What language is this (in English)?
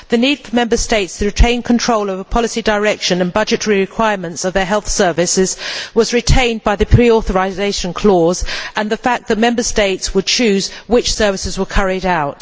English